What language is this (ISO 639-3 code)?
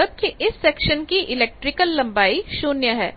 hin